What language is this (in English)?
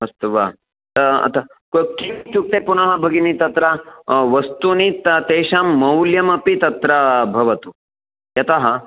Sanskrit